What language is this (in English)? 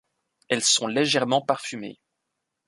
French